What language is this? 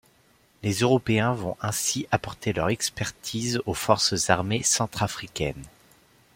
French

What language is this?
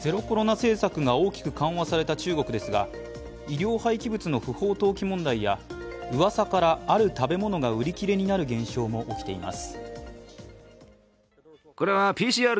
Japanese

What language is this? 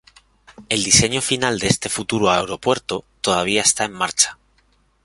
Spanish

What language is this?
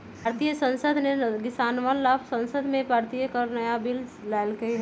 Magahi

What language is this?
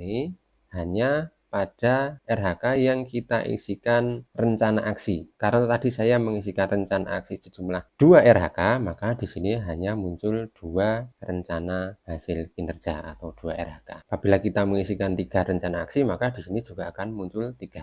Indonesian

